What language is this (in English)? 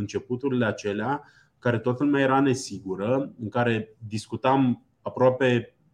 Romanian